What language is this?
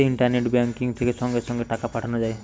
Bangla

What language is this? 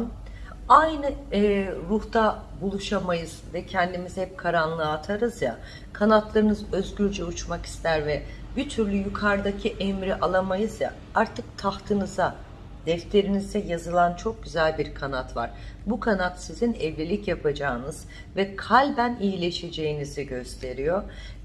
Turkish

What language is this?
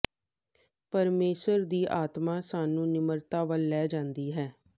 Punjabi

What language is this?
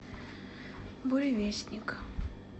Russian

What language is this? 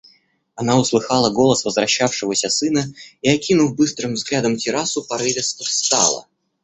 Russian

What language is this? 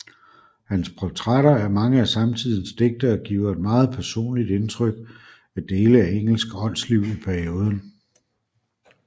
Danish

